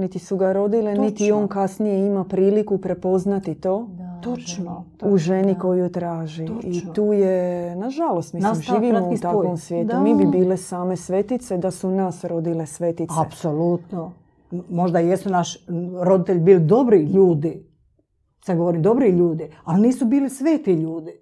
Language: Croatian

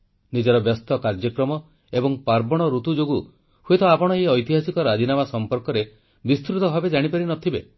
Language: Odia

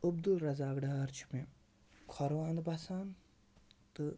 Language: Kashmiri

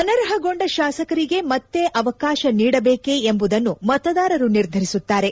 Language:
Kannada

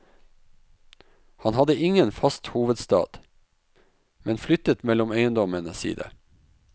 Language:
Norwegian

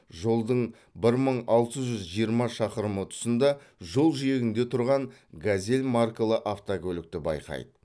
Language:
Kazakh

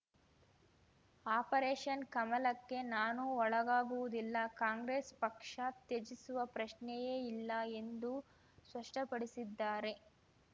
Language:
Kannada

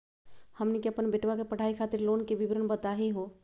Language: Magahi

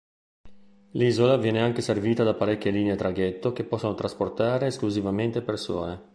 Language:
Italian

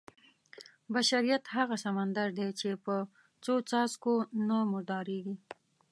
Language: Pashto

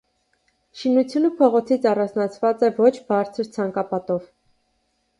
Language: Armenian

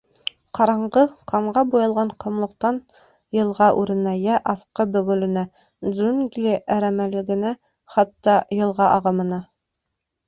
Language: Bashkir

